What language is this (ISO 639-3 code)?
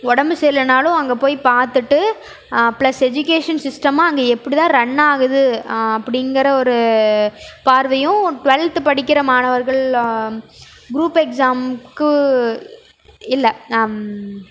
tam